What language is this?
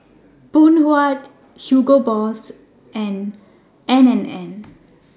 English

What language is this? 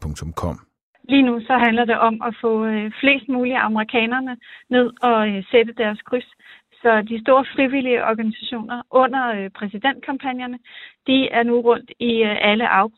Danish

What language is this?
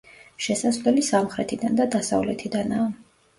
Georgian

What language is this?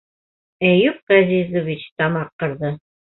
Bashkir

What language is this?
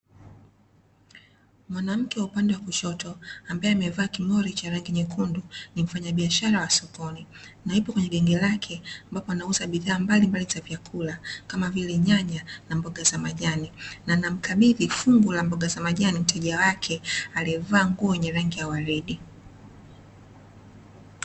Swahili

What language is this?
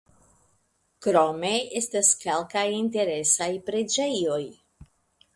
Esperanto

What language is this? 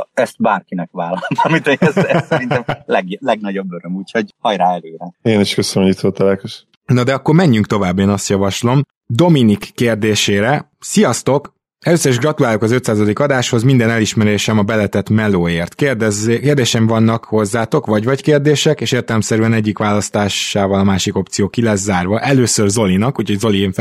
Hungarian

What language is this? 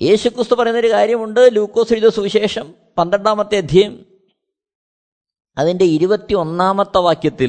Malayalam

